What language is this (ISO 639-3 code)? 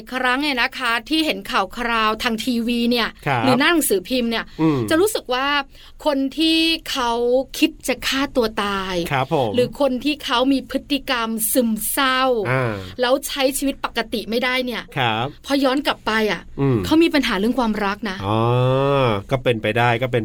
tha